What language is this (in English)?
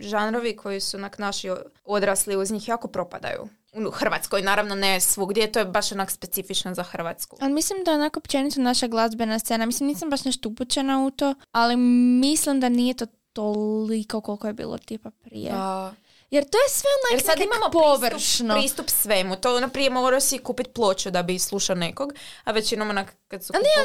Croatian